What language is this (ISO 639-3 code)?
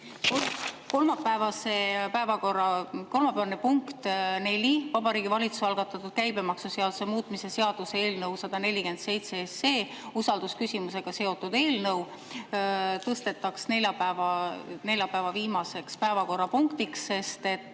est